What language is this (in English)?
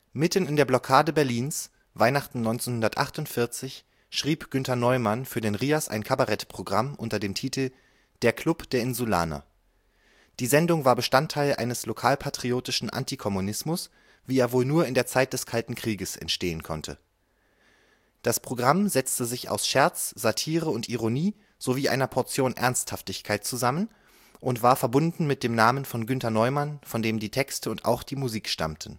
German